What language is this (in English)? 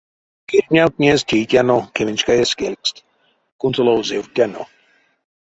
Erzya